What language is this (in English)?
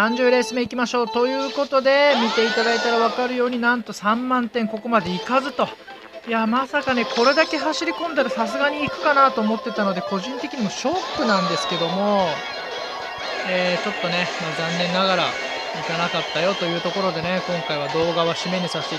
Japanese